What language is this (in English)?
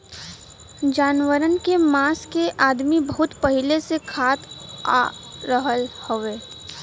Bhojpuri